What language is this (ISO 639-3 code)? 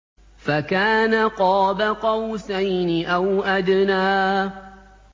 ara